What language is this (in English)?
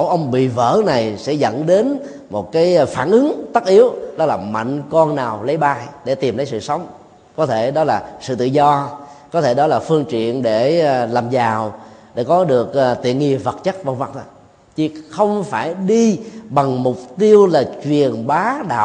Vietnamese